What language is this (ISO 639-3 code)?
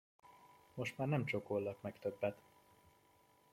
hun